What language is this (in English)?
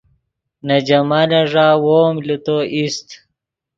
Yidgha